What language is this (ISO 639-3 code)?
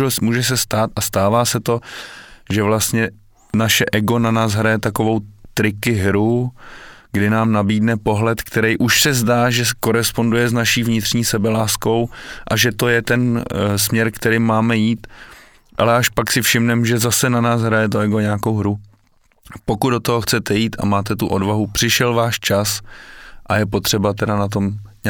ces